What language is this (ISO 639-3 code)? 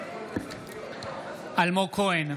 heb